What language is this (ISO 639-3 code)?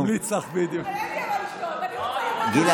heb